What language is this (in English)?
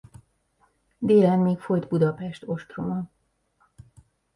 Hungarian